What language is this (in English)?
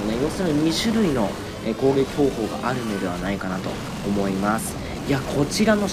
Japanese